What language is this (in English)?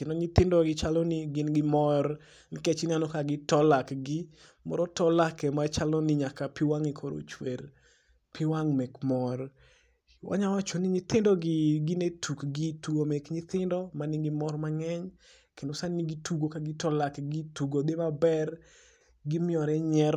Luo (Kenya and Tanzania)